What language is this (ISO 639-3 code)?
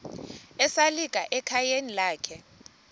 xho